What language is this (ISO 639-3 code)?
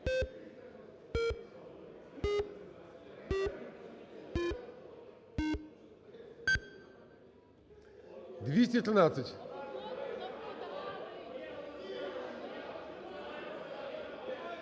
ukr